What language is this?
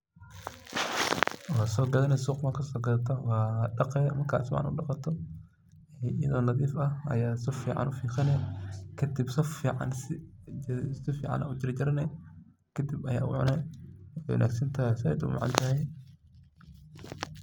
Somali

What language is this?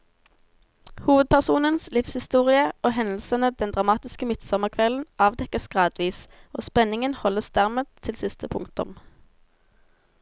Norwegian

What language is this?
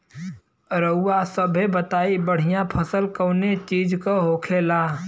Bhojpuri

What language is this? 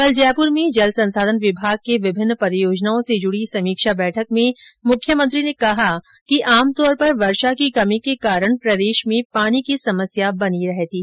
Hindi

